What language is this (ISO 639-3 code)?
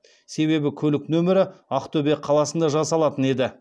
kaz